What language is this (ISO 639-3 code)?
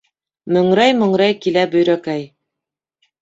bak